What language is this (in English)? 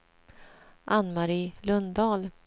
Swedish